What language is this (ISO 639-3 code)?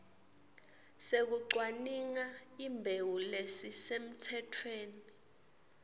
ssw